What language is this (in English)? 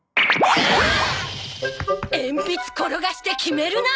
Japanese